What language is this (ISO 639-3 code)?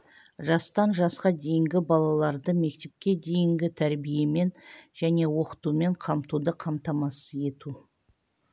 kaz